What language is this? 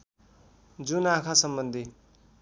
Nepali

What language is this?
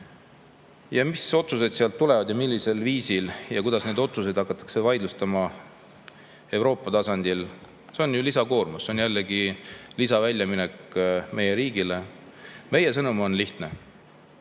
Estonian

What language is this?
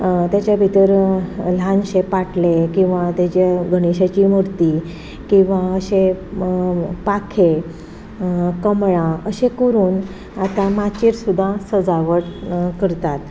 Konkani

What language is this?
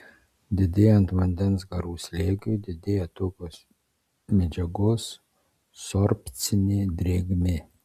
Lithuanian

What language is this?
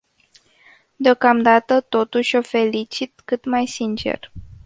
Romanian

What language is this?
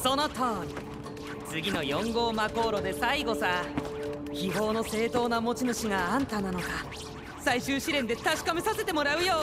Japanese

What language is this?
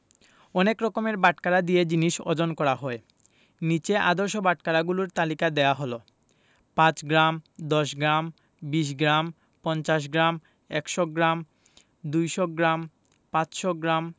Bangla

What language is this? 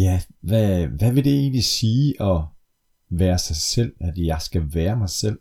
Danish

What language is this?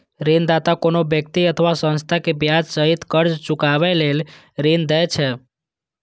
Maithili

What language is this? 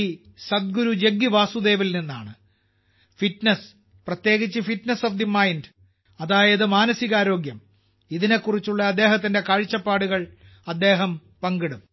Malayalam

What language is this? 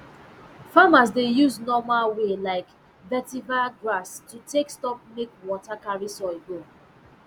Nigerian Pidgin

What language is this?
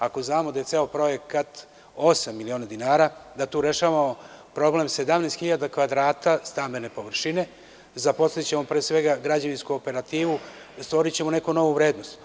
Serbian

